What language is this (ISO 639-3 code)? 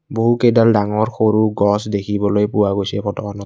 asm